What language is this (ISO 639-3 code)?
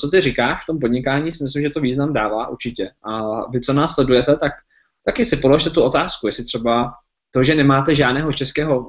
ces